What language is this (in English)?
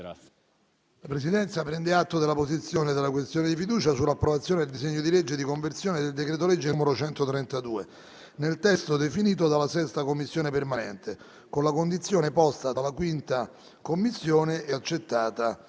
Italian